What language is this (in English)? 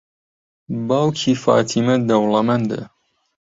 Central Kurdish